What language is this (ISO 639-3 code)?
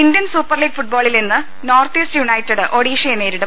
mal